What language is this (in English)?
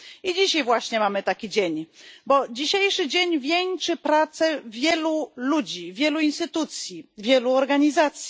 Polish